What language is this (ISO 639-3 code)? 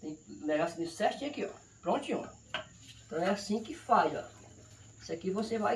por